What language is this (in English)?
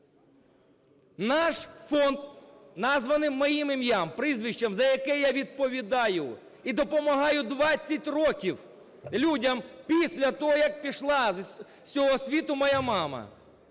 Ukrainian